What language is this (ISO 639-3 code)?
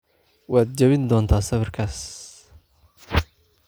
som